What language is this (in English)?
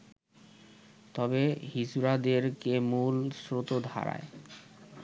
Bangla